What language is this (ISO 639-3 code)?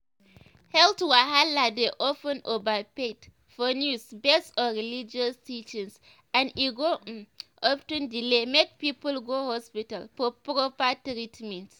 pcm